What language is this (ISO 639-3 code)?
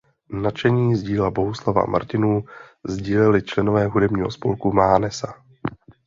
ces